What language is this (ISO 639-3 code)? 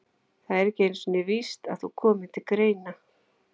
isl